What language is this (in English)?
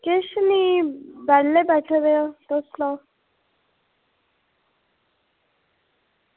Dogri